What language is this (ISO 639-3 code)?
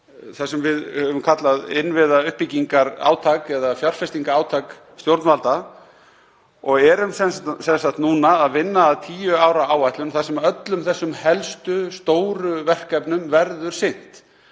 isl